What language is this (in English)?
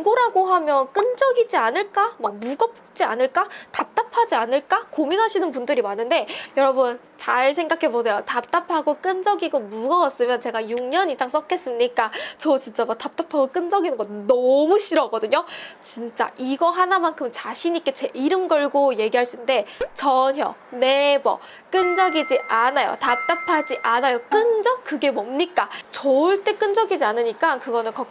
Korean